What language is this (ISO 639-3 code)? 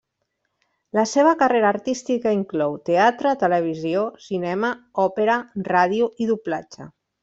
cat